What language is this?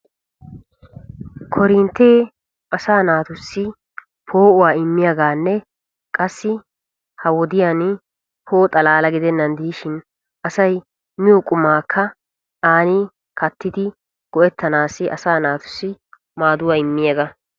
Wolaytta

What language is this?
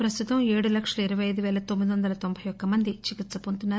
Telugu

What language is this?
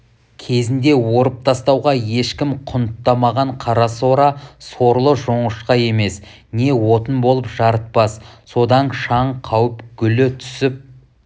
Kazakh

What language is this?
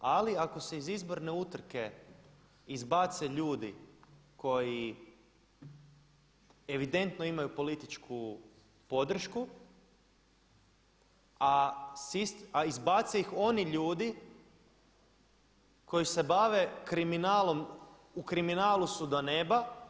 Croatian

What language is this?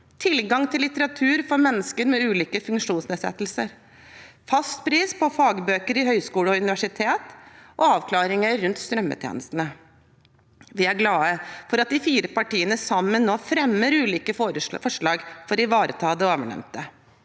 Norwegian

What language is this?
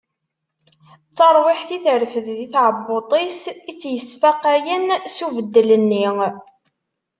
Kabyle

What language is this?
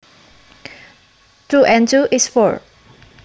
Javanese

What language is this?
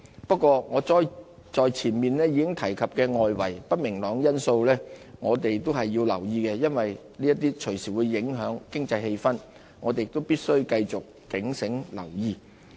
Cantonese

